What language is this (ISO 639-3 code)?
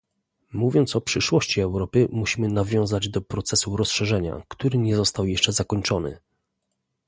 pol